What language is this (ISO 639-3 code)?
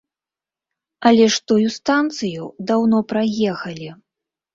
bel